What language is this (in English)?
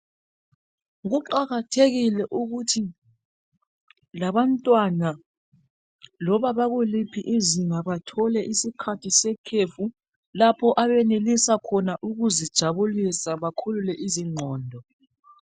North Ndebele